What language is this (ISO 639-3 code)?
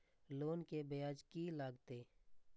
mai